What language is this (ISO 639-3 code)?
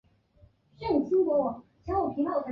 zho